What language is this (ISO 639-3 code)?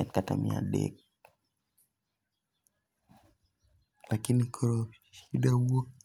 luo